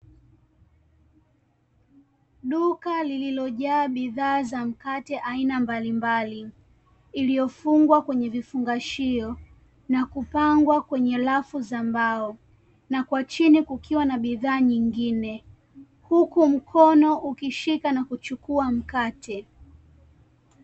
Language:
Swahili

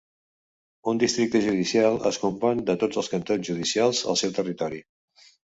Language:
Catalan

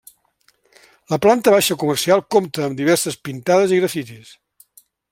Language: Catalan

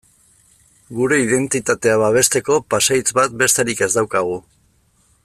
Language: Basque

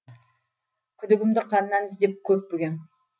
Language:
Kazakh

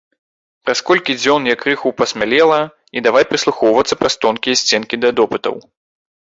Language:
Belarusian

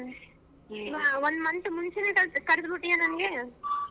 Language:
Kannada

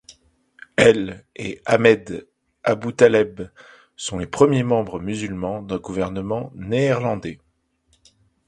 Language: French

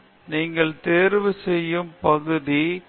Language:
Tamil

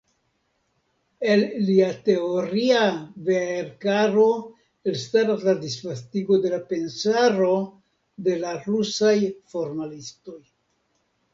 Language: Esperanto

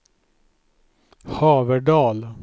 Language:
Swedish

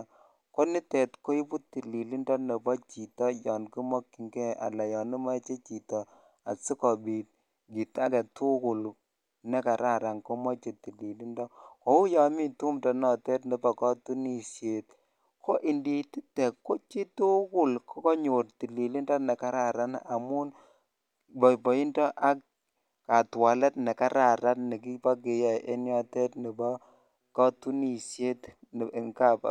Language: Kalenjin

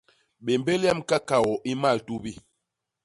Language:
Basaa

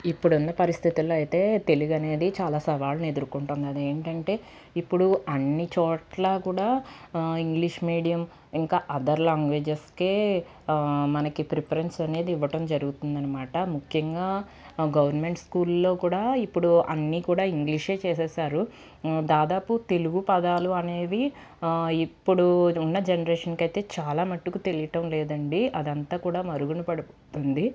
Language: Telugu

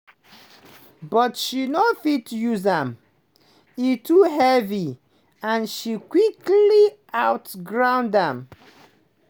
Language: Nigerian Pidgin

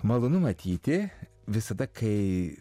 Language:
Lithuanian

